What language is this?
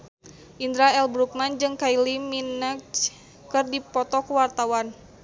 Sundanese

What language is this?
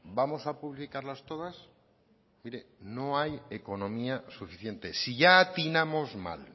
Spanish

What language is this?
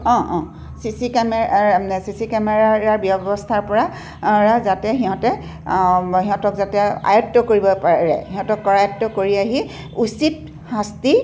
Assamese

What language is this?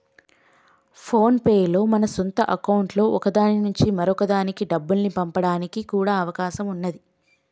Telugu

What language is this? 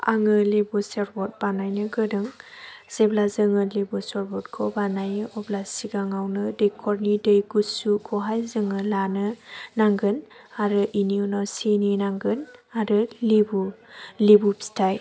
Bodo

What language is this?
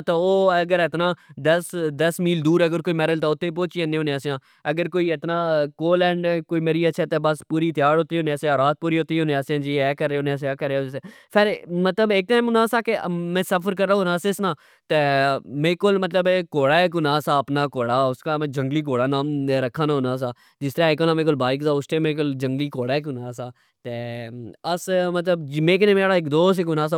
Pahari-Potwari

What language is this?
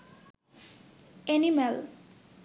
Bangla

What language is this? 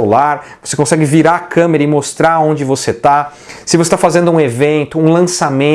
Portuguese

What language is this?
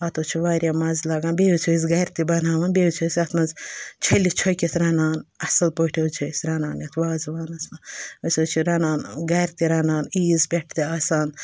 Kashmiri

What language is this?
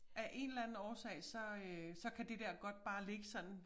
Danish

